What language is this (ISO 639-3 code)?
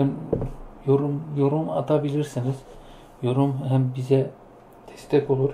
tur